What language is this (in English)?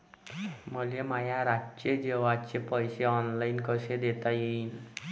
Marathi